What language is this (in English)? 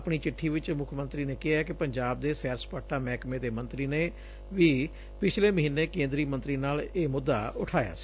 Punjabi